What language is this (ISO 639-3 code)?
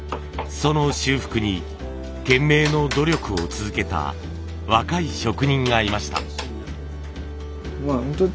jpn